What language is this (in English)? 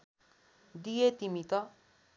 Nepali